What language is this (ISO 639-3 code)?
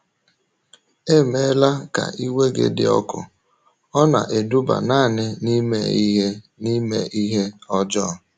ibo